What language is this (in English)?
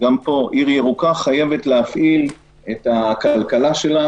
Hebrew